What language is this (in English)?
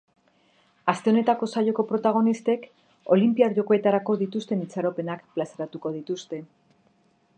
Basque